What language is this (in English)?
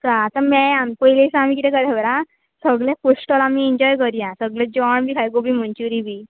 Konkani